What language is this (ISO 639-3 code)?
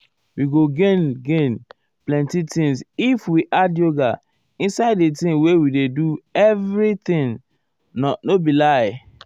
pcm